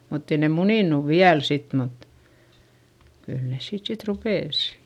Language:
Finnish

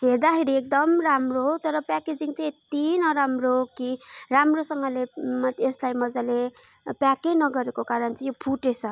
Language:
Nepali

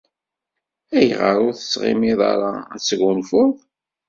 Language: Kabyle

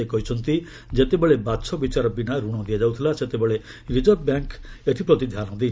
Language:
Odia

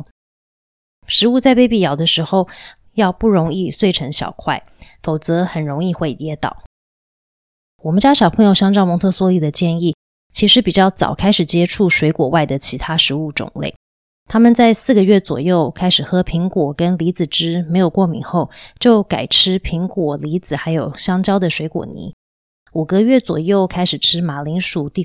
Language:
Chinese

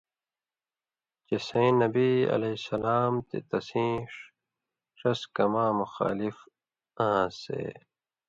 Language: Indus Kohistani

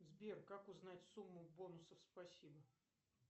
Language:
Russian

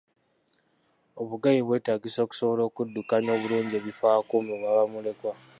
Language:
Ganda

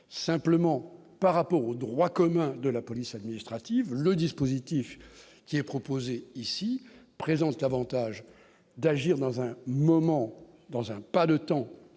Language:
French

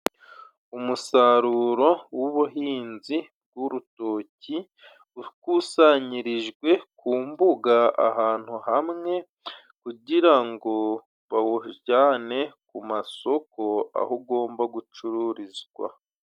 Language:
Kinyarwanda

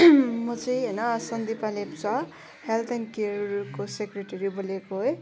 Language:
Nepali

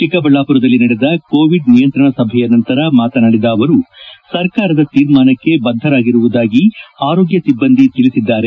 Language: Kannada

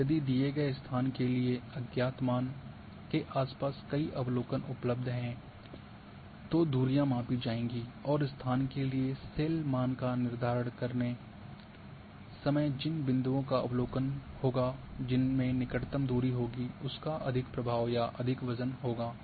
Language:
Hindi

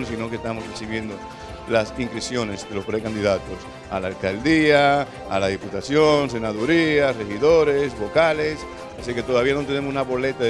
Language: Spanish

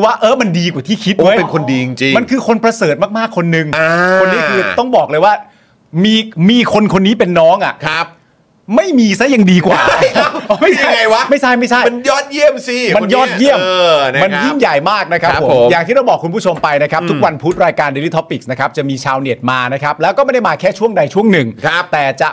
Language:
Thai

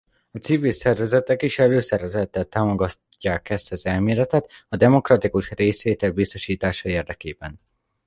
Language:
Hungarian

